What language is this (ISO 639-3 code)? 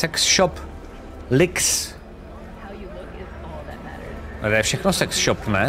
ces